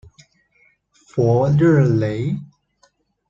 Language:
Chinese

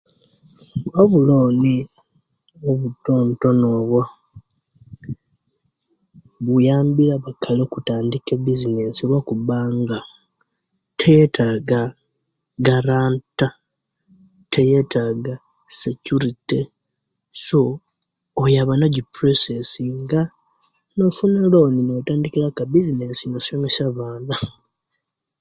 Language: Kenyi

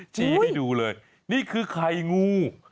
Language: Thai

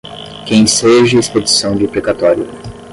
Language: Portuguese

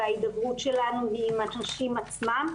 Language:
Hebrew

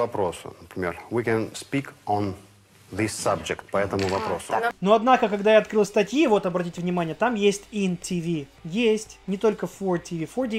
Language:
Russian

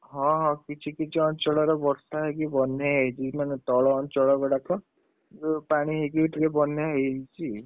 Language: Odia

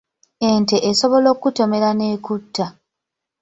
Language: Ganda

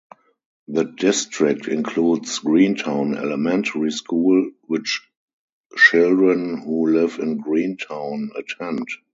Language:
English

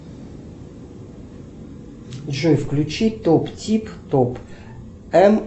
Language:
Russian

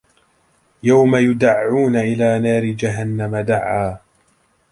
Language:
Arabic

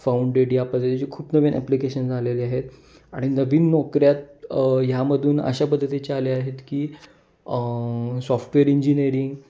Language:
Marathi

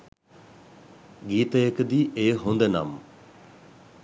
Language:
Sinhala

